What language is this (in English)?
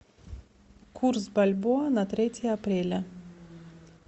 Russian